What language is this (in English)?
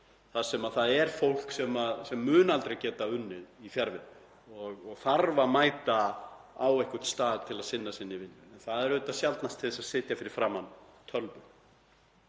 Icelandic